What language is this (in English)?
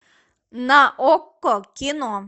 Russian